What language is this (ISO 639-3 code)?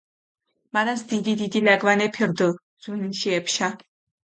xmf